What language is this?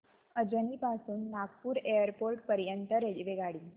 Marathi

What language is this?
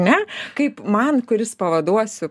Lithuanian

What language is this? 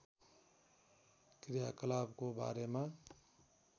Nepali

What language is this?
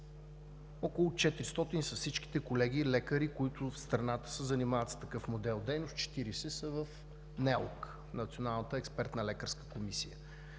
Bulgarian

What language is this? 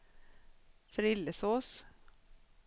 Swedish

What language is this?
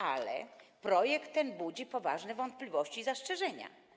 Polish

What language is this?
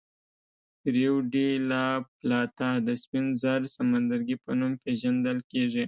Pashto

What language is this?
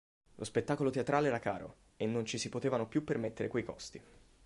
Italian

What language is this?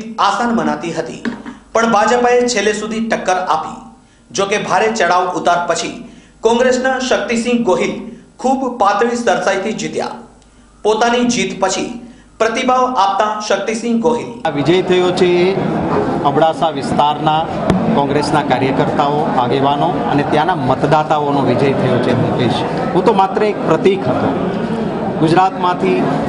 Hindi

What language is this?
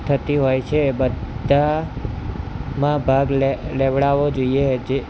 Gujarati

